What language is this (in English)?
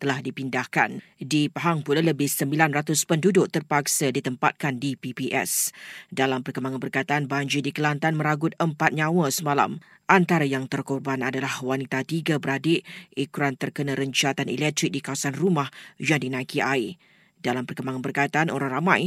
Malay